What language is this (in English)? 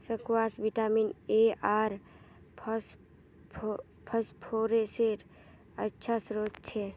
Magahi